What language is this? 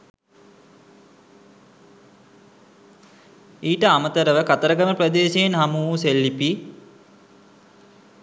Sinhala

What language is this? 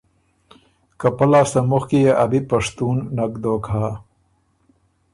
Ormuri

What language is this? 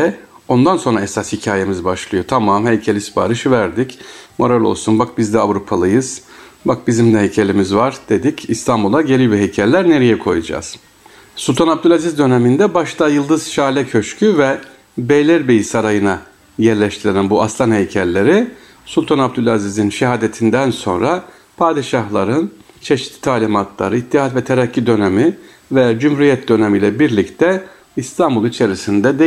Turkish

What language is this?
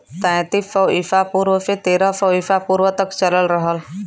Bhojpuri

